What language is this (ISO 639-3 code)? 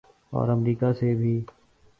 urd